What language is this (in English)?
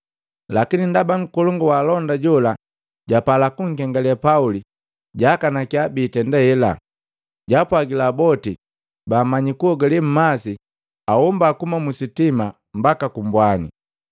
Matengo